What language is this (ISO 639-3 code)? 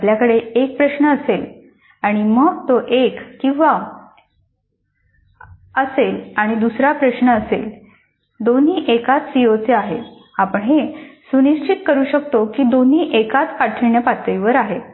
mar